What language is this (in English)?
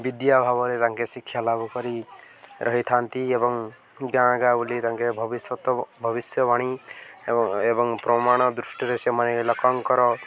Odia